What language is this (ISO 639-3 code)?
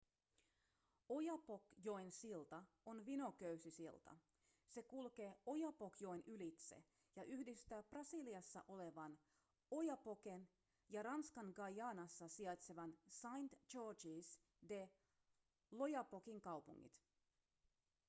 fin